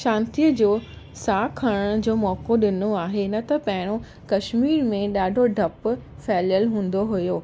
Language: Sindhi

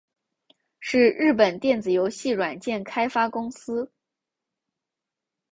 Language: Chinese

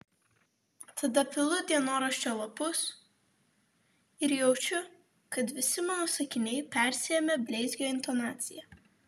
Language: Lithuanian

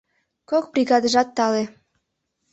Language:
Mari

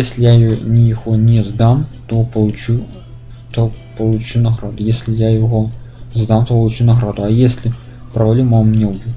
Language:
Russian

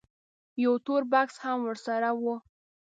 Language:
Pashto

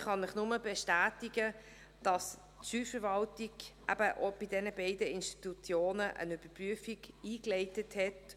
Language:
Swiss German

